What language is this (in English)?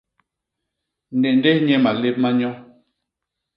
Basaa